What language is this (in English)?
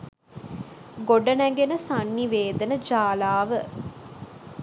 Sinhala